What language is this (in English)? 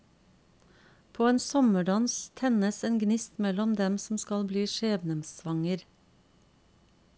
Norwegian